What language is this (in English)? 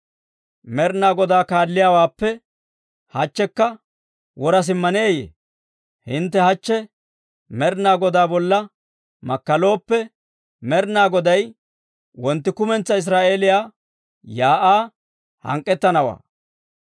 Dawro